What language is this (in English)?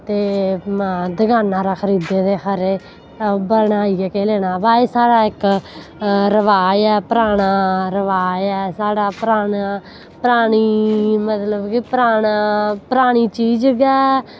Dogri